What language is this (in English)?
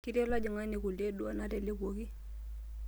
Masai